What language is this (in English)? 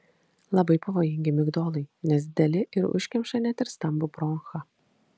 Lithuanian